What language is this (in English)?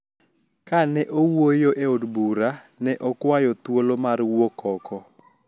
Luo (Kenya and Tanzania)